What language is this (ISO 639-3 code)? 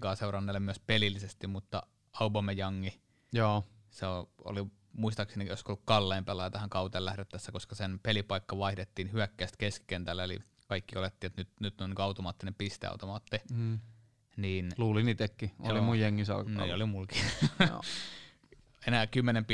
fin